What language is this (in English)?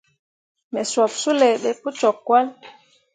Mundang